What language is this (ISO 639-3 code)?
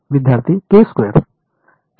mar